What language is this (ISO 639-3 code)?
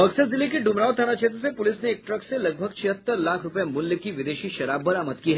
hin